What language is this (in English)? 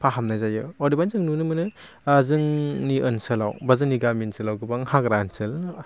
Bodo